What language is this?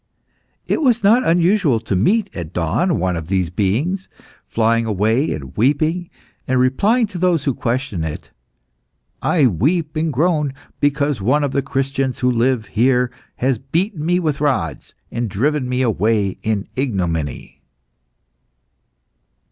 English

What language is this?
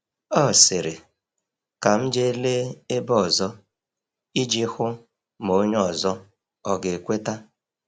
Igbo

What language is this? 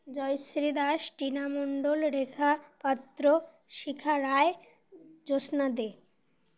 Bangla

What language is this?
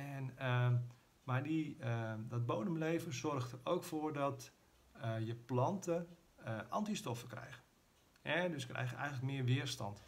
Dutch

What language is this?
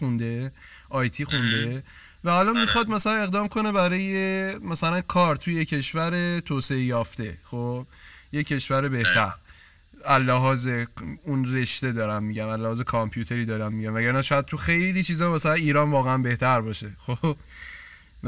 Persian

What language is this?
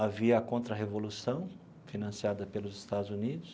Portuguese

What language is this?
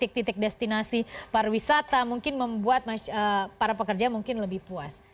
Indonesian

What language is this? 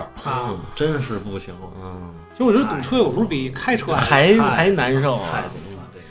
Chinese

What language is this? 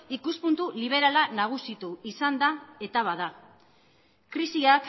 Basque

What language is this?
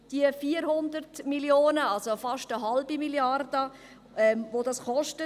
Swiss German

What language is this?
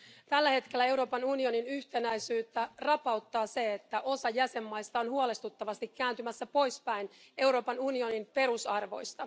Finnish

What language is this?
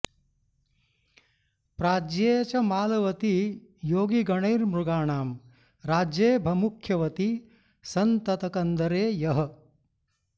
Sanskrit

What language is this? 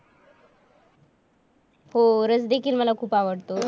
Marathi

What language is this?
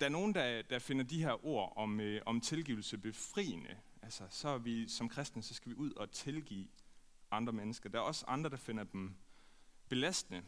Danish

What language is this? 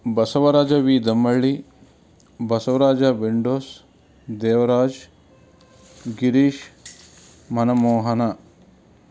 Kannada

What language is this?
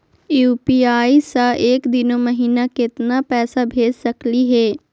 Magahi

